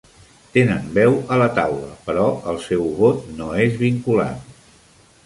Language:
Catalan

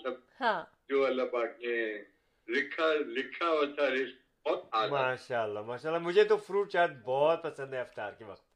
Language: Urdu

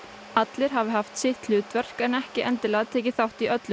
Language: Icelandic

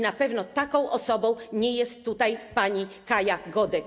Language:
Polish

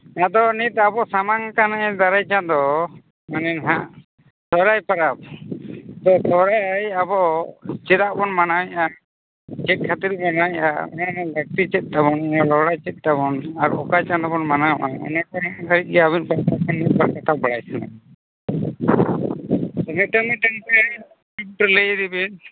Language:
Santali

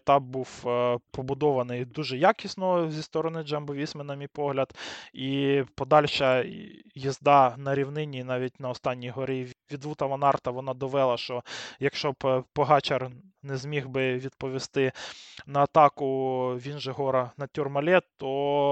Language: Ukrainian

